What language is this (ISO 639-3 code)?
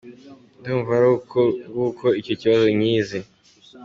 kin